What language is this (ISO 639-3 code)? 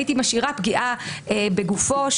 heb